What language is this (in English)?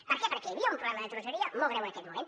Catalan